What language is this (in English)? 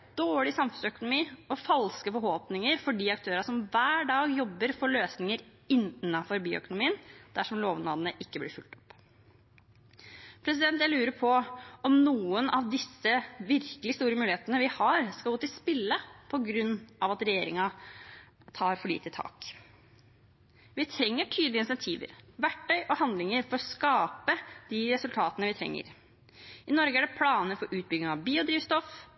Norwegian Bokmål